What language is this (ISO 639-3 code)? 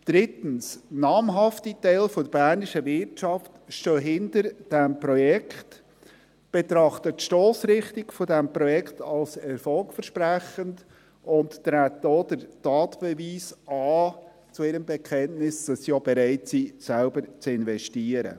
gsw